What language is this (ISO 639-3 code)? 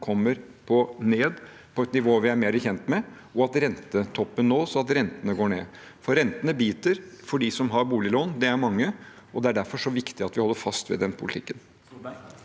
nor